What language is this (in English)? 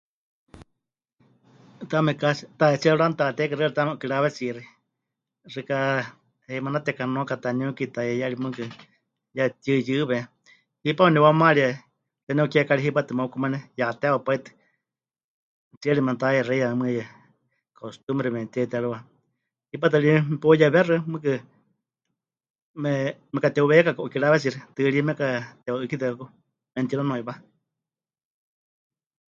Huichol